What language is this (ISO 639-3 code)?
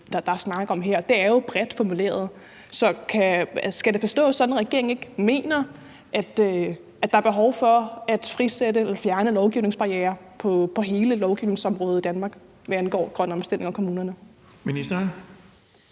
dan